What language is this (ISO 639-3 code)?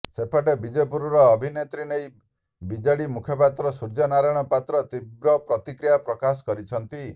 ori